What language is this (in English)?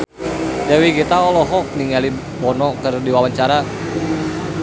Sundanese